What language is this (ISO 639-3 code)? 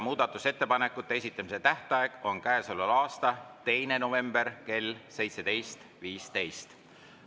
est